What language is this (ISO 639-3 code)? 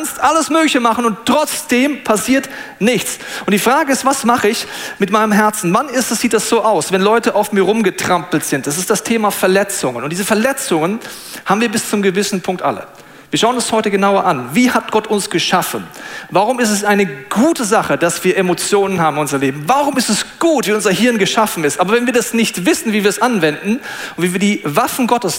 deu